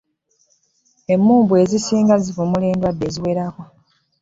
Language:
Ganda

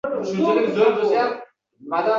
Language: Uzbek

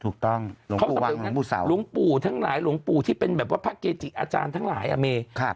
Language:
Thai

